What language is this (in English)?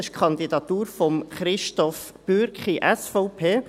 Swiss German